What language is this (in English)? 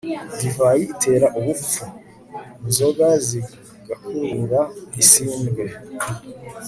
Kinyarwanda